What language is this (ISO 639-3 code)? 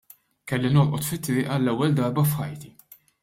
mlt